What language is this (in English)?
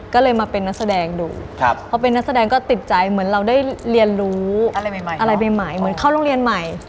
Thai